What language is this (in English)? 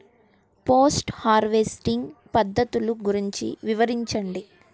Telugu